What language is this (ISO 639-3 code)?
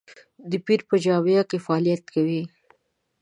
pus